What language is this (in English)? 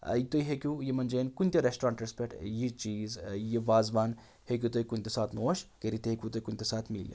Kashmiri